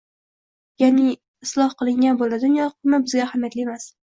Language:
Uzbek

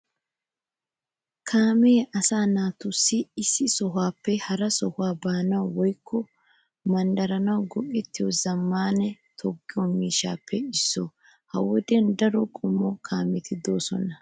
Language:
Wolaytta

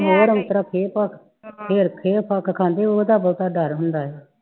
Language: Punjabi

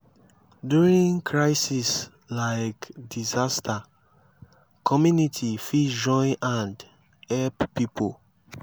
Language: Nigerian Pidgin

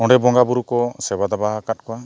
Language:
Santali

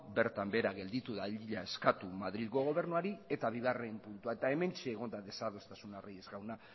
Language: Basque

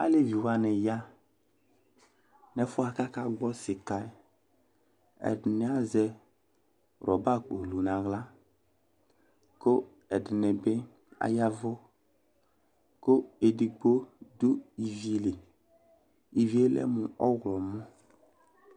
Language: Ikposo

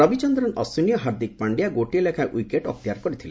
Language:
Odia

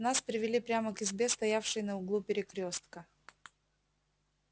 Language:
Russian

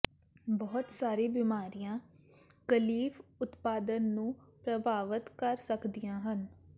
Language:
Punjabi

